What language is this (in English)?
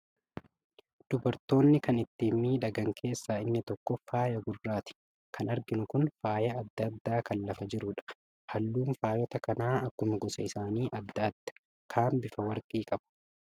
Oromo